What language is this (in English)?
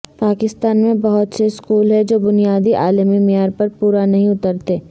Urdu